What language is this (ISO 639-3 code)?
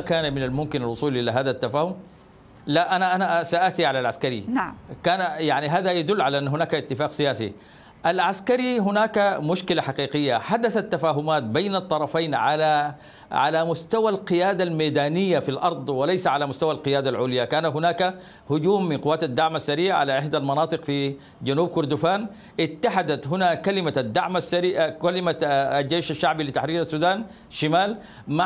ara